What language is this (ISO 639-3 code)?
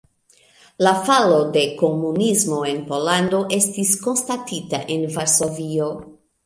epo